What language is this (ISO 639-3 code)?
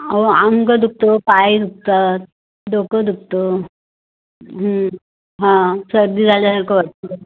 mar